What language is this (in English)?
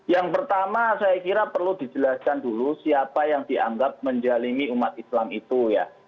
Indonesian